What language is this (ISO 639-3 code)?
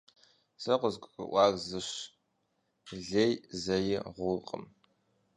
kbd